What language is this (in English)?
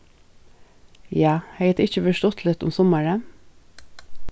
Faroese